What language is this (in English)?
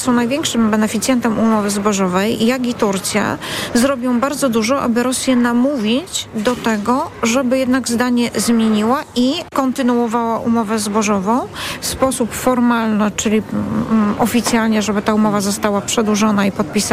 Polish